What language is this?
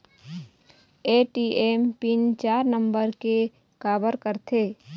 Chhattisgarhi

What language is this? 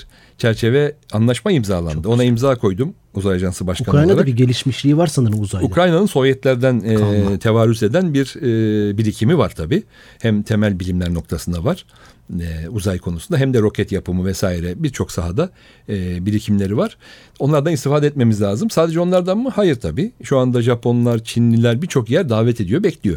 Turkish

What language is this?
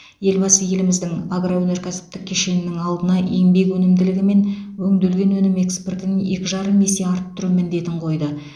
Kazakh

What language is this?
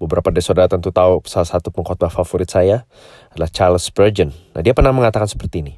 Indonesian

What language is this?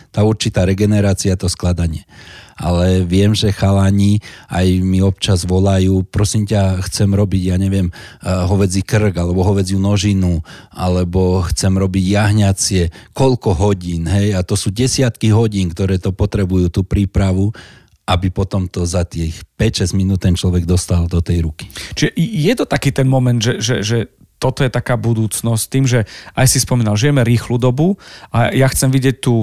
Slovak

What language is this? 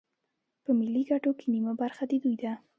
Pashto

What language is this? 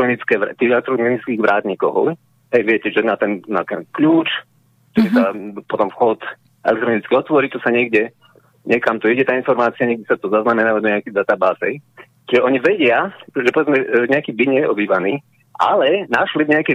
Slovak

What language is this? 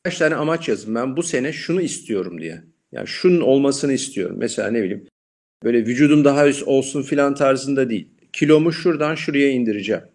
Turkish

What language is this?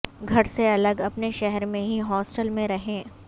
Urdu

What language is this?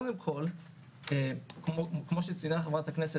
Hebrew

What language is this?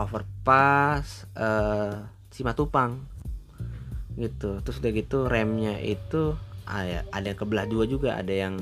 Indonesian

